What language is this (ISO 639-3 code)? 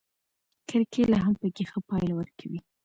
pus